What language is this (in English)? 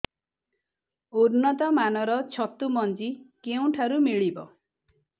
Odia